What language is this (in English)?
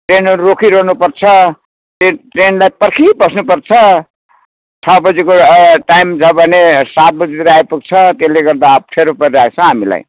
Nepali